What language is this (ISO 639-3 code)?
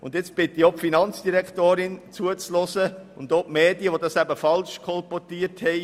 gsw